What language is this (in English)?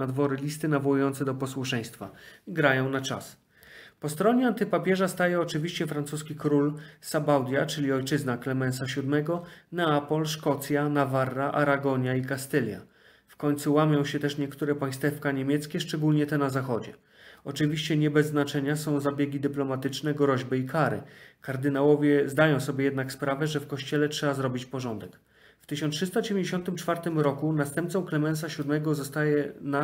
Polish